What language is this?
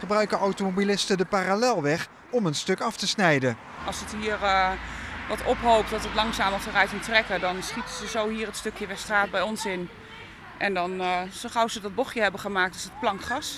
Dutch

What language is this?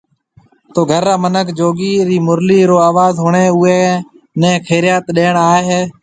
Marwari (Pakistan)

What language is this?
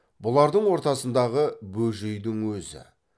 Kazakh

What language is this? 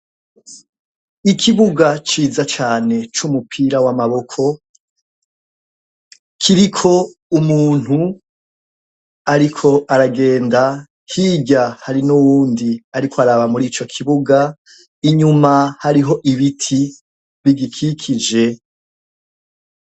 Rundi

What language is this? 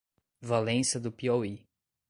Portuguese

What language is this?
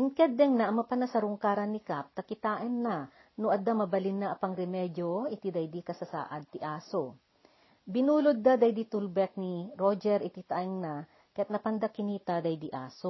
Filipino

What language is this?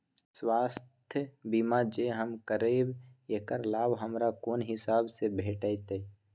Maithili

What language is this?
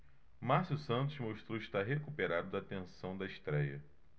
Portuguese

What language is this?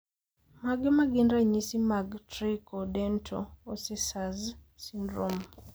Luo (Kenya and Tanzania)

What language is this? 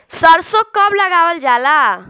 Bhojpuri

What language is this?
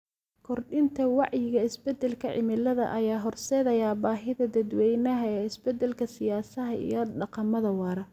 Somali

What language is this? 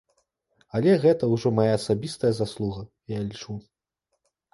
Belarusian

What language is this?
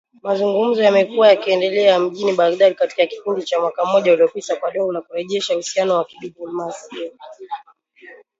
Swahili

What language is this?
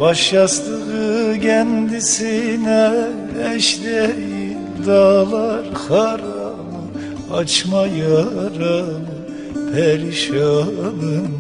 Turkish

